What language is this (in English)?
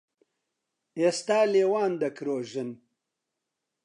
Central Kurdish